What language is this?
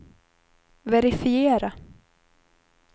Swedish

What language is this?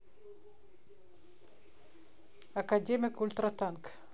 Russian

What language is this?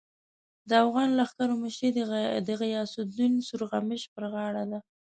Pashto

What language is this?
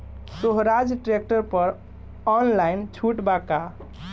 Bhojpuri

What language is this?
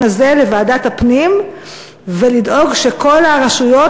Hebrew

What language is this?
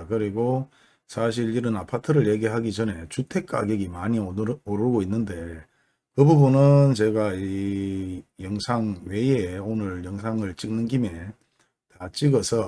Korean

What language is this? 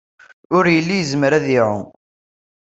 Kabyle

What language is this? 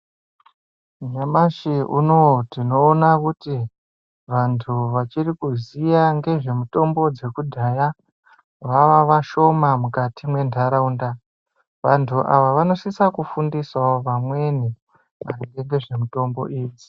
Ndau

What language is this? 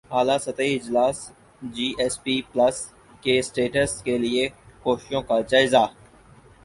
Urdu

